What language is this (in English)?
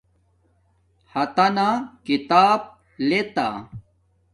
Domaaki